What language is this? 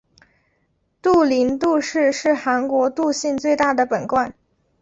Chinese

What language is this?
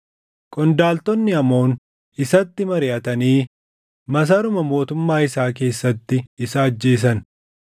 Oromo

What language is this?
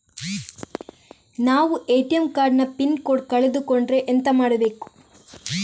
Kannada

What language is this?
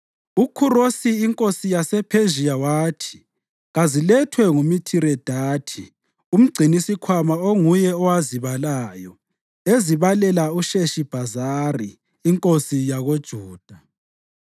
North Ndebele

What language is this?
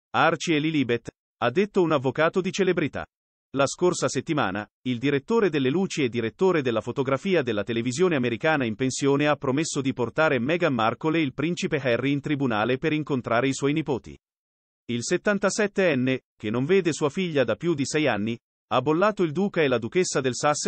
Italian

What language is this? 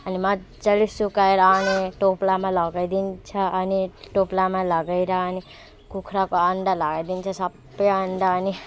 Nepali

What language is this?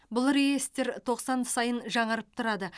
Kazakh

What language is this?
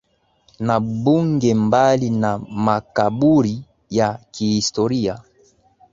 Swahili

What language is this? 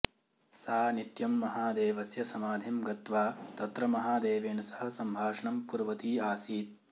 Sanskrit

